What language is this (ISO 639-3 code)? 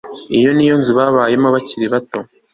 kin